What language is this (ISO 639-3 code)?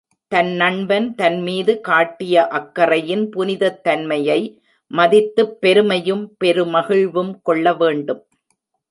tam